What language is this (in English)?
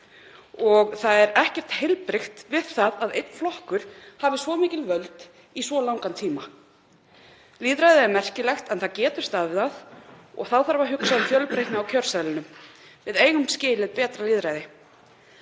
Icelandic